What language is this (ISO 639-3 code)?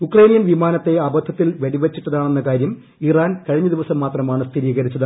mal